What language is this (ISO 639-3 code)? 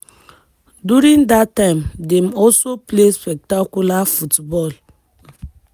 pcm